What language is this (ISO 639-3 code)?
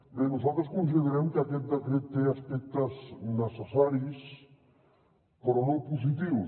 cat